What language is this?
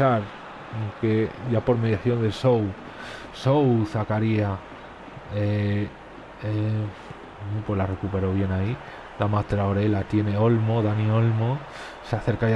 Spanish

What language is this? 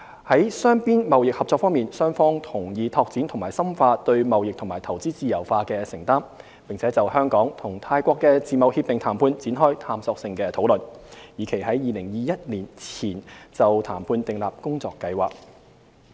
Cantonese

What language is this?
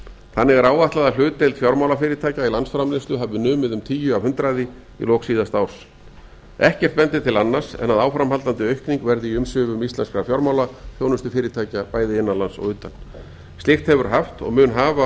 Icelandic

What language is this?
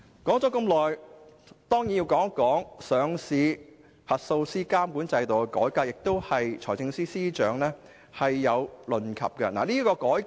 Cantonese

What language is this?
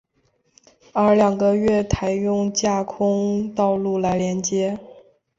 Chinese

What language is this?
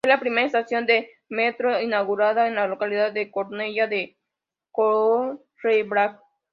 Spanish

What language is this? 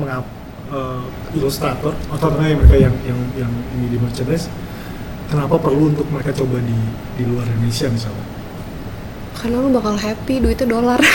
Indonesian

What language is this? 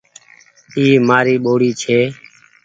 Goaria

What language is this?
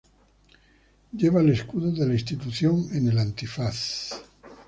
Spanish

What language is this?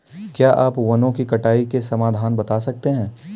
Hindi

